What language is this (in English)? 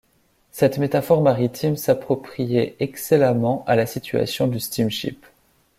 French